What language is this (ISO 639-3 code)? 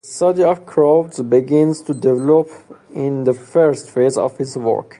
eng